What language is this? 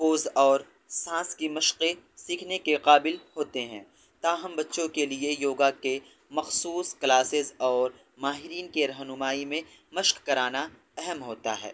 Urdu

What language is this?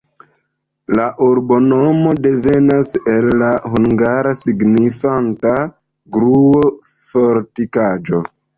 Esperanto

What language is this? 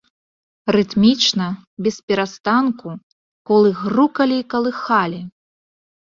Belarusian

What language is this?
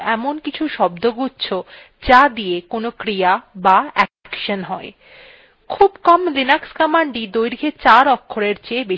Bangla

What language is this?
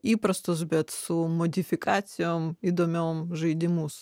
Lithuanian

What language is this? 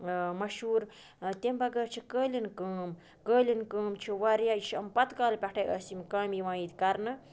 Kashmiri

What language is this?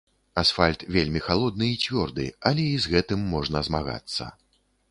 Belarusian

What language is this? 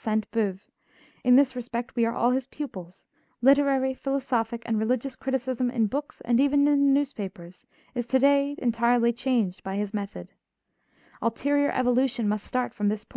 English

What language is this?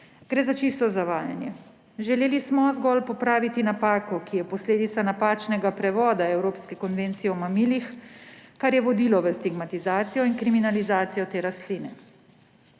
Slovenian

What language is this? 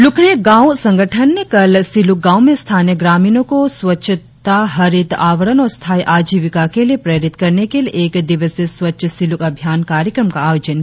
Hindi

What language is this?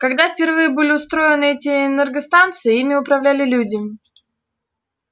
Russian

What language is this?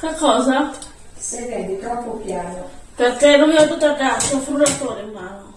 Italian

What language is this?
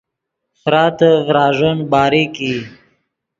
Yidgha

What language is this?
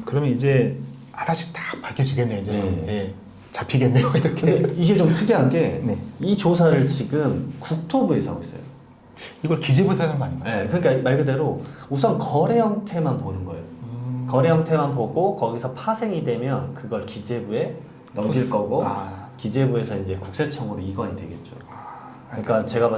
Korean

